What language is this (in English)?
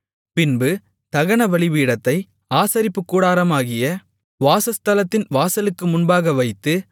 Tamil